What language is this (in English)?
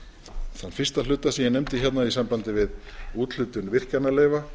Icelandic